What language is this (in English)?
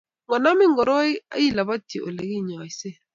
Kalenjin